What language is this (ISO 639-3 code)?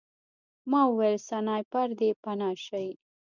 pus